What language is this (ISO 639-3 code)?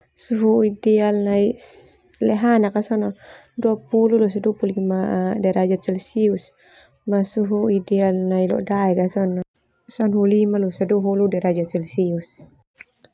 twu